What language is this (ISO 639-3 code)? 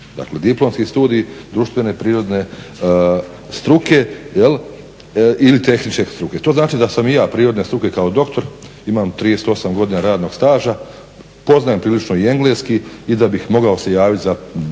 hrv